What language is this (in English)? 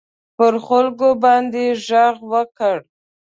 Pashto